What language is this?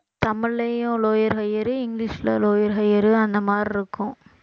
Tamil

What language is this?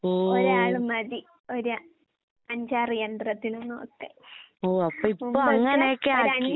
Malayalam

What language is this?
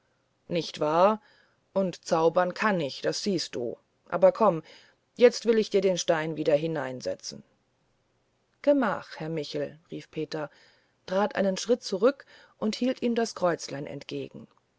German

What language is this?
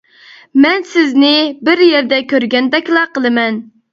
Uyghur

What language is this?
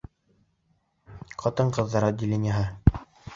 Bashkir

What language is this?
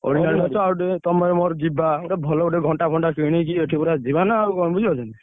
Odia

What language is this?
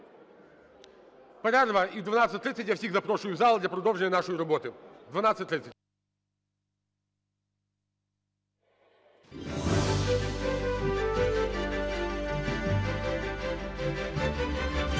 Ukrainian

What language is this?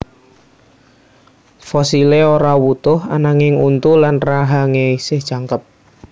Javanese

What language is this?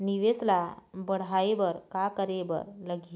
Chhattisgarhi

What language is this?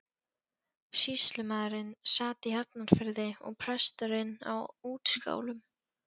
Icelandic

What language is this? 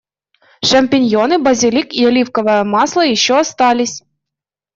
Russian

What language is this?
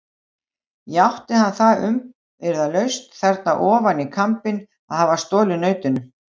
Icelandic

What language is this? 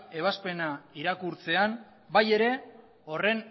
Basque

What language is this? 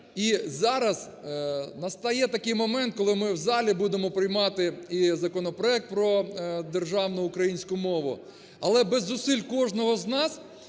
Ukrainian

